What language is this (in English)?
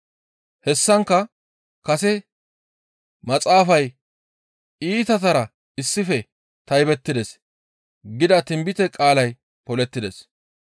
Gamo